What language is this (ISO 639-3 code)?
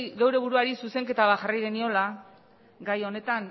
eus